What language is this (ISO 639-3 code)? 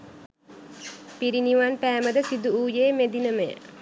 sin